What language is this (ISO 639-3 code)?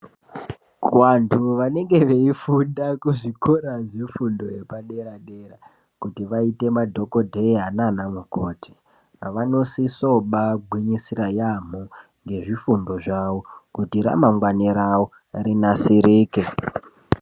ndc